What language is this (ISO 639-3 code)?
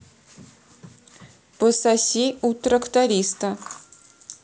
rus